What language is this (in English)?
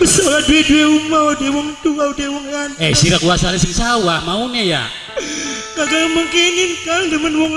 Indonesian